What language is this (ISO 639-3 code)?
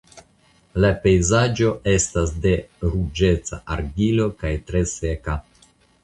epo